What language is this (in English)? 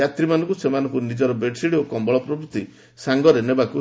Odia